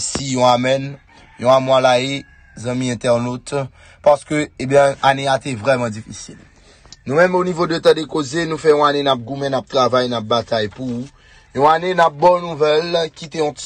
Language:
French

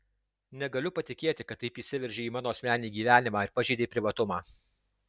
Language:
Lithuanian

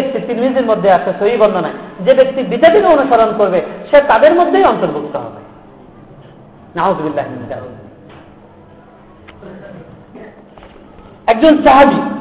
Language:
Bangla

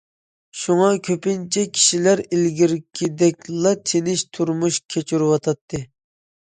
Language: Uyghur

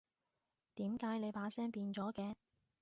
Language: Cantonese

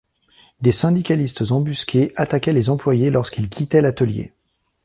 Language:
French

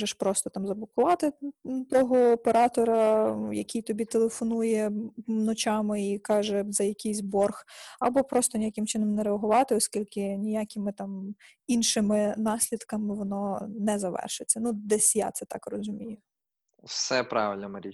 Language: Ukrainian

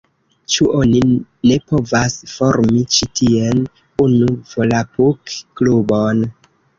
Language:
Esperanto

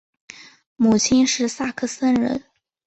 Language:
Chinese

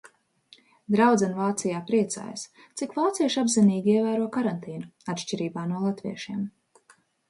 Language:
Latvian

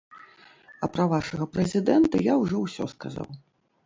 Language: Belarusian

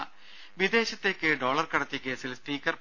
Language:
Malayalam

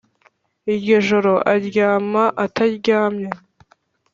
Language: Kinyarwanda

